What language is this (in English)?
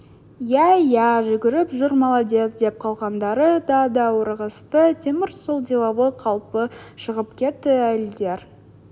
Kazakh